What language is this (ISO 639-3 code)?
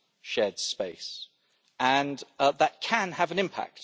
eng